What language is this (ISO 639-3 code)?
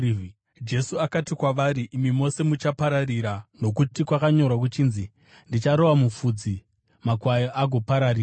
sna